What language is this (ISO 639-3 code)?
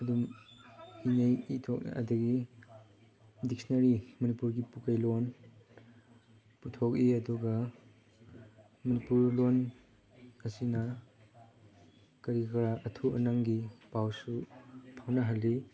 mni